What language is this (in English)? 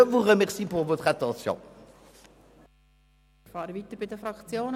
Swiss German